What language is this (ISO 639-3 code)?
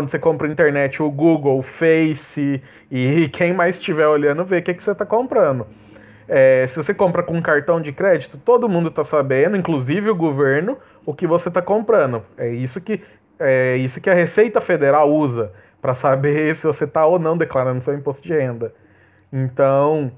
por